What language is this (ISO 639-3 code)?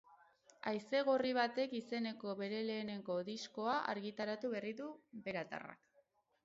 eus